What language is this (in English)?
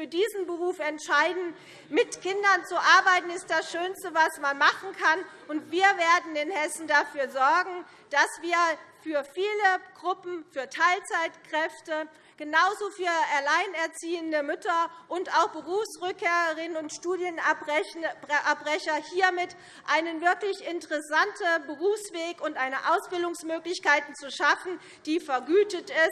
German